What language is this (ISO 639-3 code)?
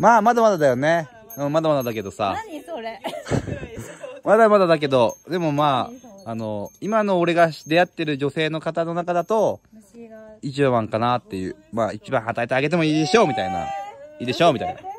jpn